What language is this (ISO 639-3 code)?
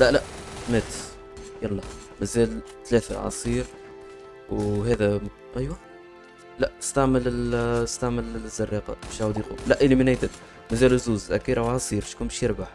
ara